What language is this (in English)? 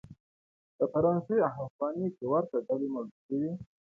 Pashto